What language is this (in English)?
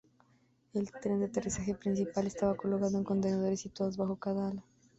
Spanish